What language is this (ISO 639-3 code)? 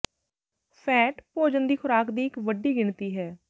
pan